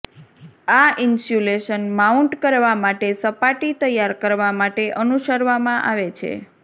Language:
Gujarati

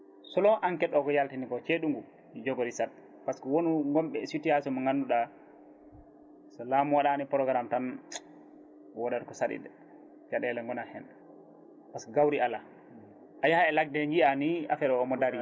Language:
Fula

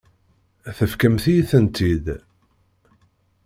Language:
Kabyle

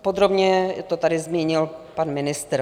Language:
Czech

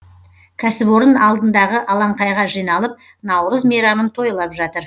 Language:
Kazakh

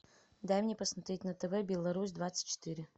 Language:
Russian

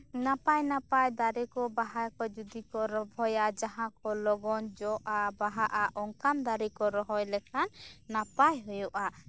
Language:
Santali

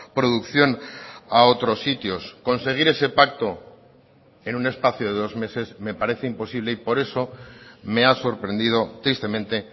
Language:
Spanish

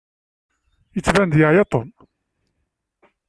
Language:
Kabyle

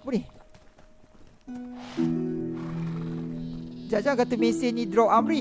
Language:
Malay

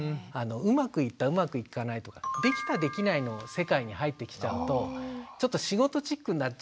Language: Japanese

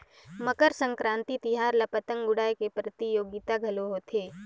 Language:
Chhattisgarhi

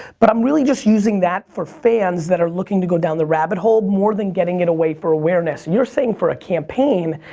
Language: English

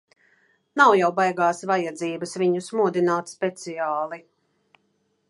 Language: Latvian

